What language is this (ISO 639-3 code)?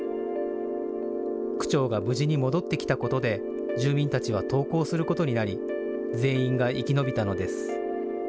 jpn